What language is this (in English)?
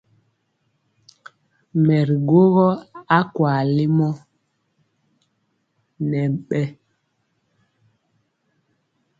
Mpiemo